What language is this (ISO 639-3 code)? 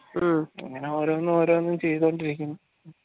mal